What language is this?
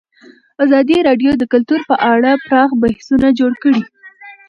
Pashto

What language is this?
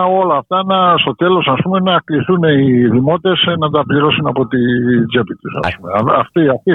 Greek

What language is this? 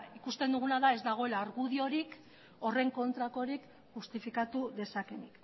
Basque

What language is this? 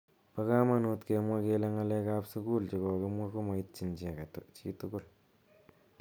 Kalenjin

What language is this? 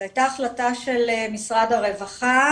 Hebrew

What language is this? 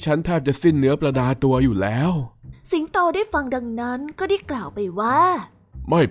Thai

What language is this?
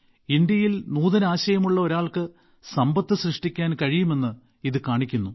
Malayalam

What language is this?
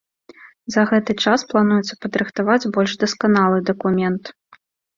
Belarusian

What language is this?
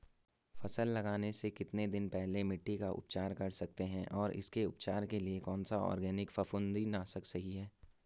Hindi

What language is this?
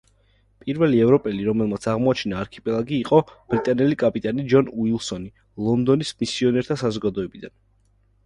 Georgian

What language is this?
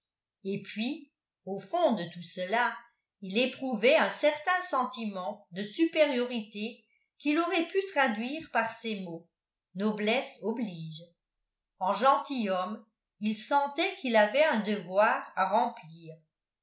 French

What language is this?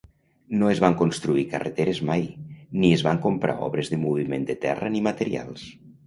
Catalan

